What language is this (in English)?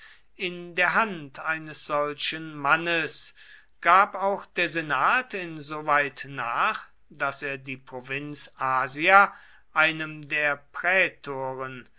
German